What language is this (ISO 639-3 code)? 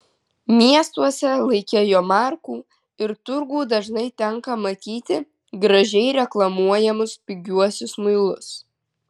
lit